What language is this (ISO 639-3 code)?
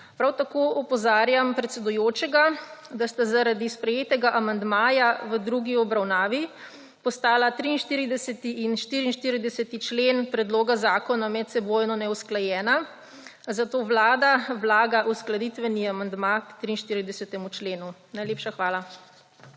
slv